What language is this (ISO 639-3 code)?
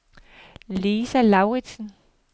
dan